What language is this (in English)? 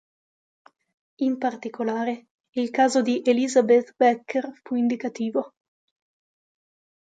Italian